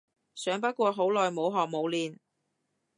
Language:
Cantonese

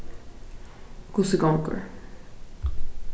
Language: Faroese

